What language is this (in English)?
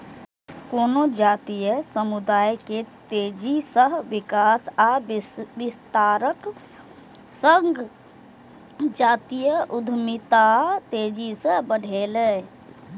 Maithili